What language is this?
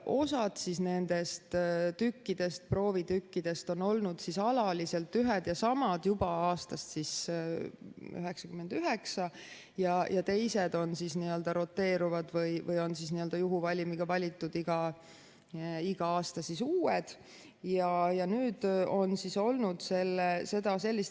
Estonian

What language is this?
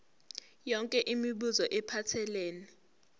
Zulu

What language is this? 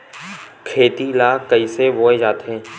Chhattisgarhi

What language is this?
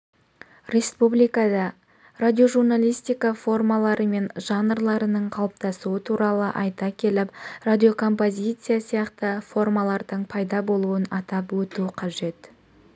Kazakh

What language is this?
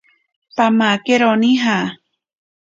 Ashéninka Perené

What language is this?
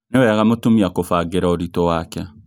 Kikuyu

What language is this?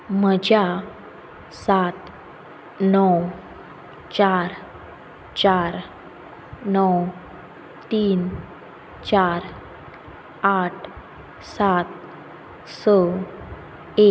Konkani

